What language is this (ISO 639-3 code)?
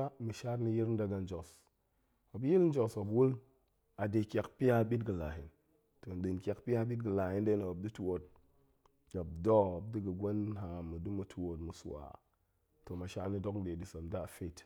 ank